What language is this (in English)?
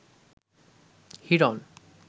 Bangla